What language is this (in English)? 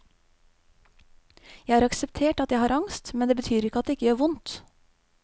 Norwegian